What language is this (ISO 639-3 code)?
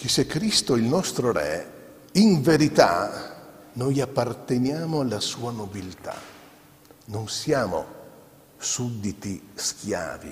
ita